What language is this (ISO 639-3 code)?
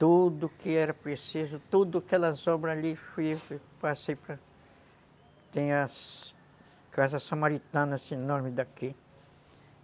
por